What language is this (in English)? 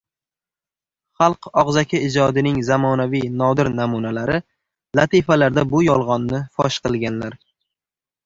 Uzbek